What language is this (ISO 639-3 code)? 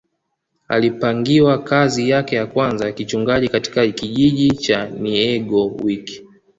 swa